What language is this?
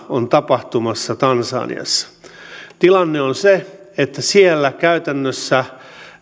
Finnish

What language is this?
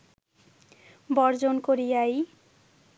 Bangla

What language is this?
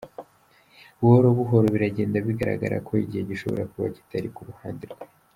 Kinyarwanda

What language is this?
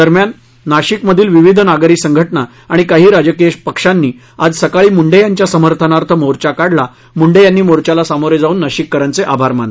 Marathi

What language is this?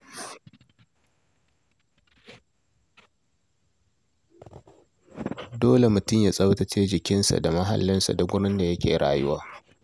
Hausa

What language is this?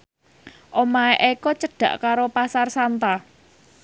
Javanese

